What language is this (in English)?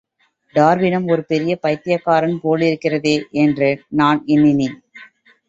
Tamil